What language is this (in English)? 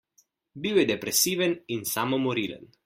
Slovenian